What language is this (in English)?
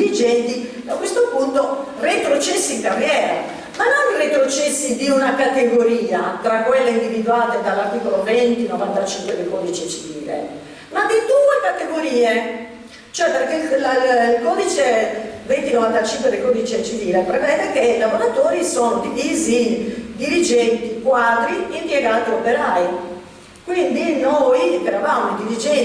Italian